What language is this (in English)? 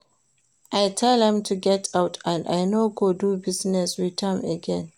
Nigerian Pidgin